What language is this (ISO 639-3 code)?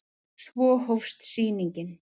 isl